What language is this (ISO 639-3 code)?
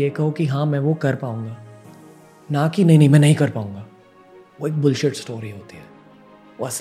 hin